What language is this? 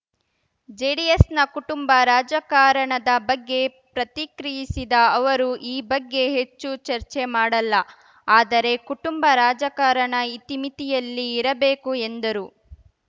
Kannada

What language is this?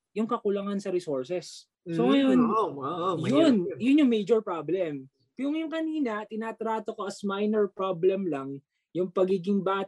Filipino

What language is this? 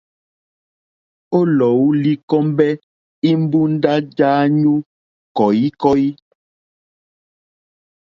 Mokpwe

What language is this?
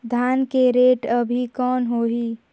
Chhattisgarhi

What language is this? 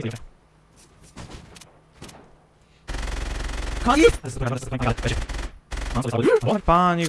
Italian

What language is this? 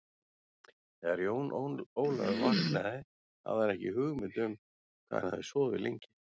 Icelandic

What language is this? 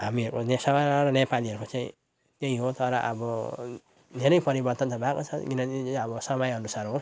Nepali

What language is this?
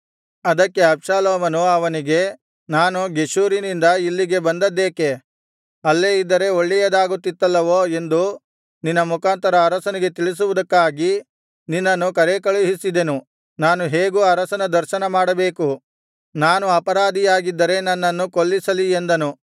Kannada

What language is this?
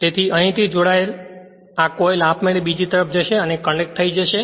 Gujarati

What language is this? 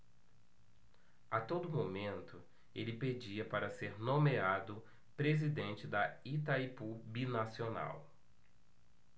Portuguese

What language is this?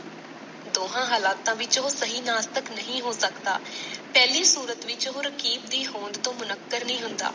Punjabi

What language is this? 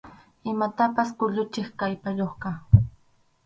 Arequipa-La Unión Quechua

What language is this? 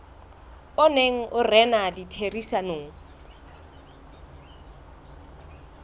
Southern Sotho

